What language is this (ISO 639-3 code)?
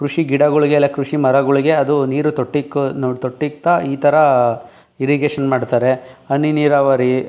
kan